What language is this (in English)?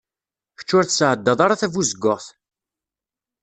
Kabyle